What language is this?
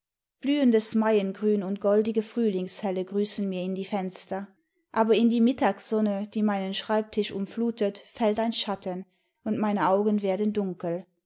German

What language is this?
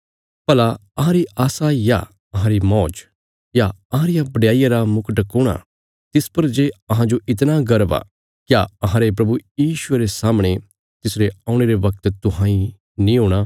Bilaspuri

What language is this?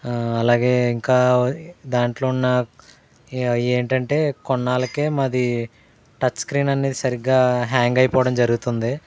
Telugu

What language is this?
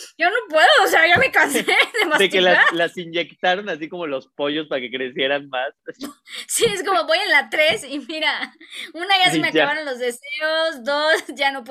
Spanish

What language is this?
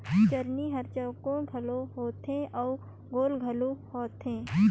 Chhattisgarhi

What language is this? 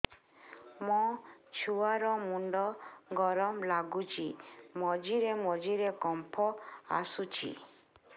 Odia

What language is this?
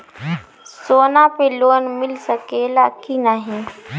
Bhojpuri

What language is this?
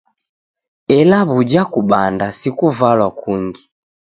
Taita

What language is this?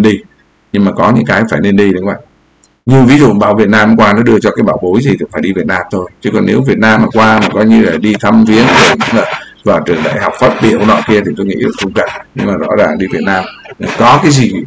Vietnamese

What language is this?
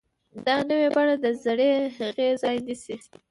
Pashto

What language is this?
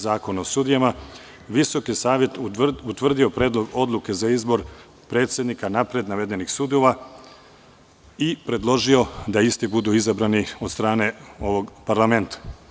Serbian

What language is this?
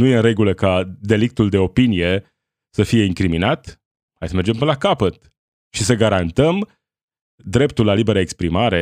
Romanian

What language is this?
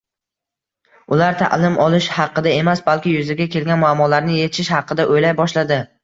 Uzbek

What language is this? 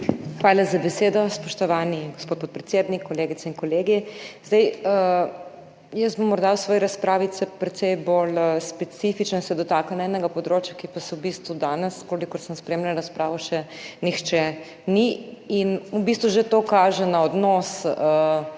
Slovenian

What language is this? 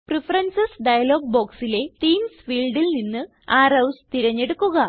Malayalam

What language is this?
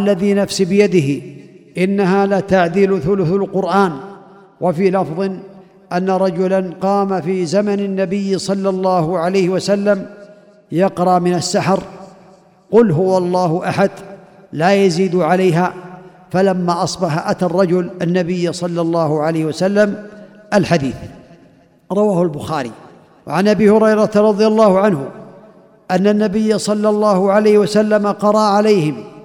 Arabic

